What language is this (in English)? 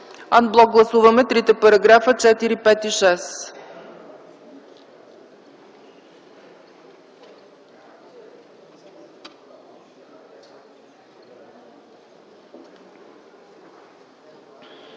Bulgarian